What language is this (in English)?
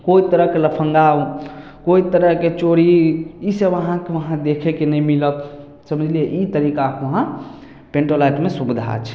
Maithili